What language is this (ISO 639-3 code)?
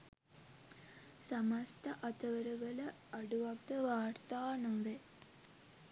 sin